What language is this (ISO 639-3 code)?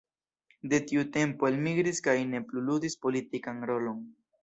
epo